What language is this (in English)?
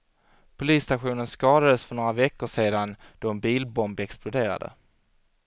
Swedish